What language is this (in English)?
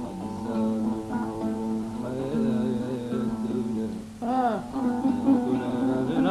Arabic